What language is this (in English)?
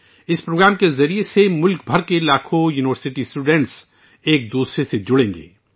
Urdu